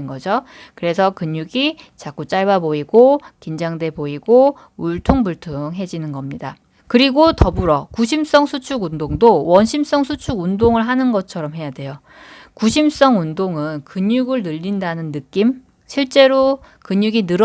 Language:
Korean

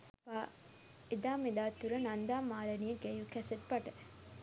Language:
Sinhala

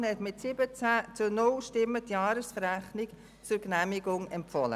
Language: Swiss German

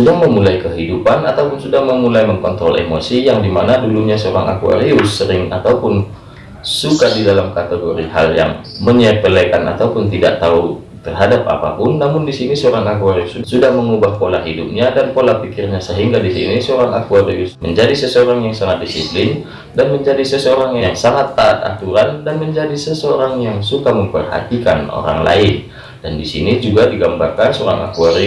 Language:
Indonesian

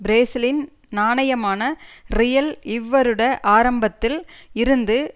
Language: Tamil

